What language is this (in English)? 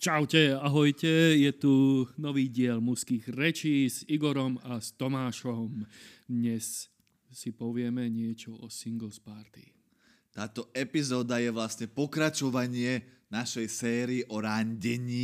Slovak